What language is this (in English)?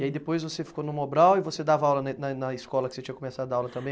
Portuguese